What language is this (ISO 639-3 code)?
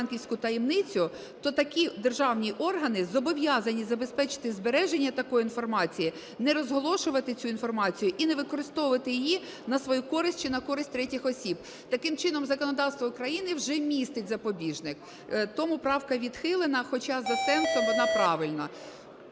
ukr